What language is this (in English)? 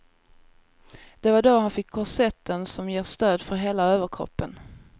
Swedish